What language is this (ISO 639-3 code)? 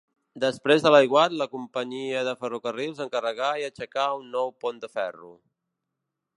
cat